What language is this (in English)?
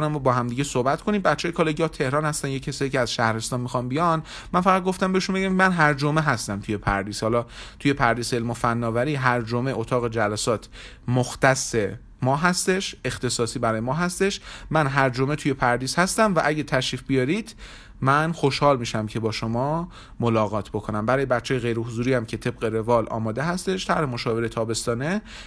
Persian